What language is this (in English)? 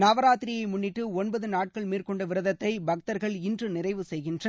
Tamil